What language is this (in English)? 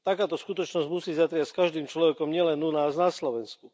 Slovak